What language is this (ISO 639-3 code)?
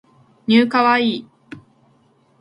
jpn